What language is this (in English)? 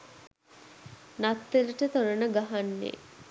Sinhala